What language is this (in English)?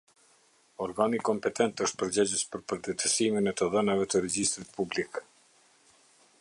Albanian